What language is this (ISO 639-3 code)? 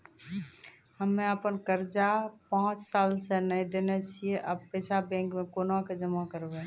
mai